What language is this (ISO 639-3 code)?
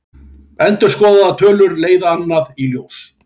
isl